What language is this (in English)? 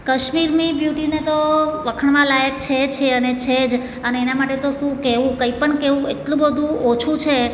Gujarati